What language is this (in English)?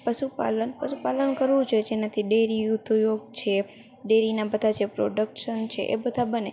Gujarati